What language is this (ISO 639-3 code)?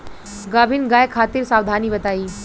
bho